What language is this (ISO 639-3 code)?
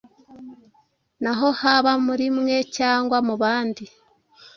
kin